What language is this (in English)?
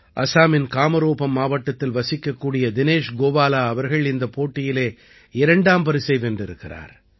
Tamil